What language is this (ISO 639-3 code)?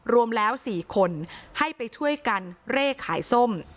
tha